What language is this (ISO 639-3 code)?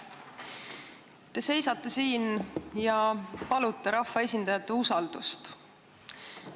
est